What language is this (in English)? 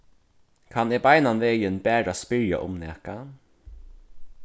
Faroese